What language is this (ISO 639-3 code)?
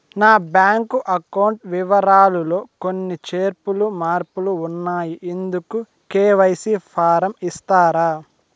tel